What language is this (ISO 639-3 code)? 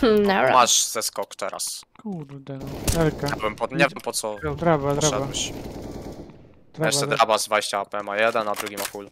pol